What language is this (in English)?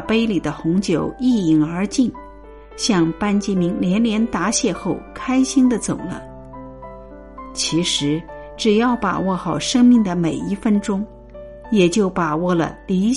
Chinese